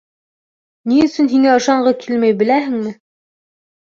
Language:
Bashkir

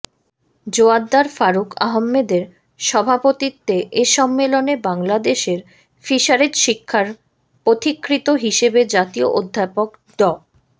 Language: Bangla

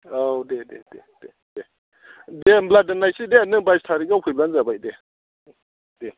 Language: Bodo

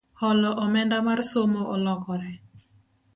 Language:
Luo (Kenya and Tanzania)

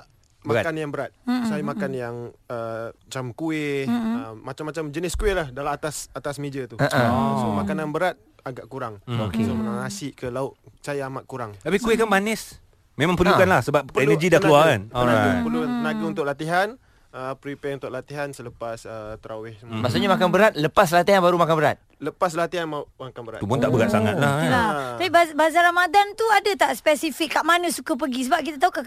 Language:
Malay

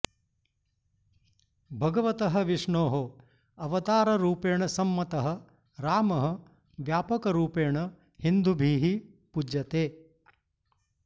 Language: Sanskrit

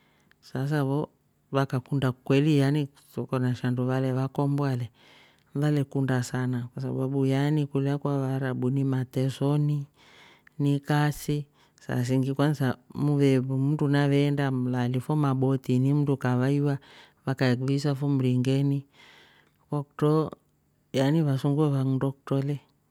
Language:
Rombo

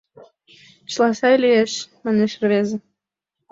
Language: Mari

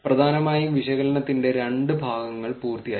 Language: Malayalam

